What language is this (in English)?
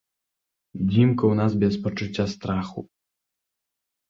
Belarusian